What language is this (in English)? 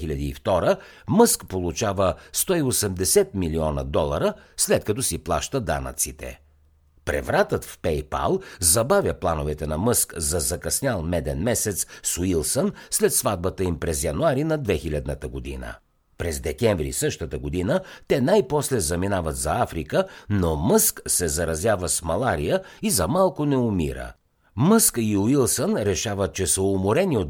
Bulgarian